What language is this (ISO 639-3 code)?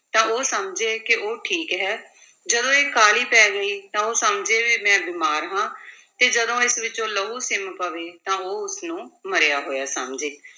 pan